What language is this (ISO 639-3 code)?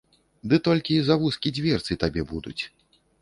bel